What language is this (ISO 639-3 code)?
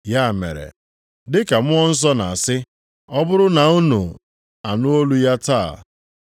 ibo